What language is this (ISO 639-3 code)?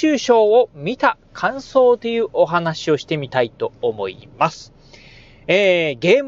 jpn